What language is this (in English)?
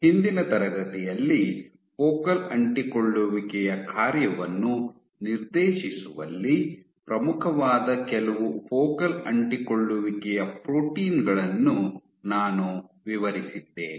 Kannada